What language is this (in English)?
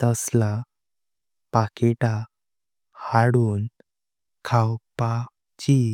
Konkani